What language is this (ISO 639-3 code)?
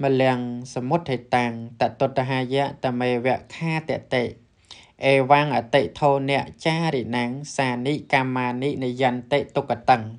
tha